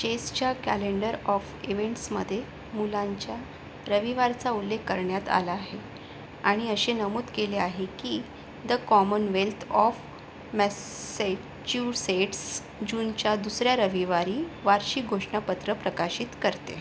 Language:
Marathi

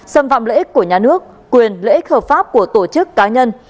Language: Vietnamese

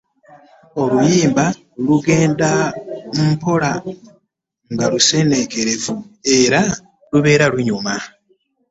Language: Ganda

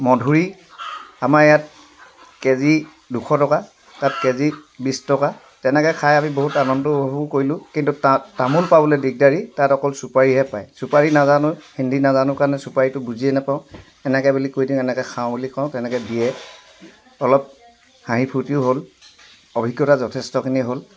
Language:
Assamese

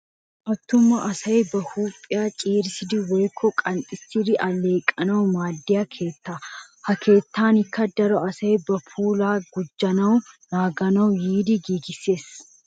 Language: Wolaytta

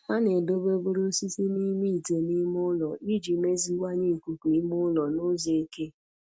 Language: Igbo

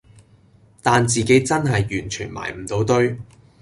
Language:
Cantonese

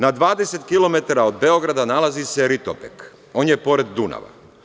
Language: Serbian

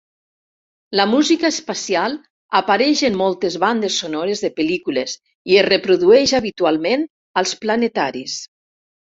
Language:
Catalan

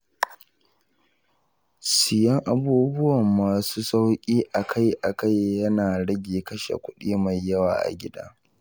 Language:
Hausa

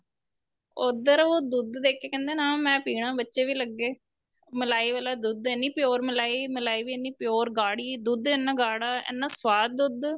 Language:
Punjabi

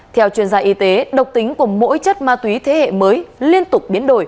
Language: Vietnamese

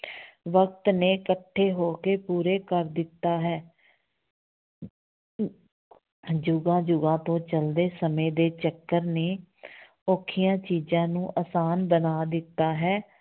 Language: Punjabi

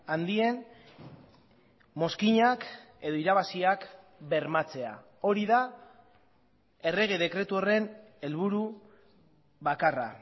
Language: Basque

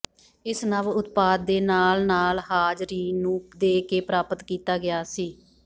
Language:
Punjabi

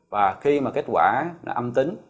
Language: Vietnamese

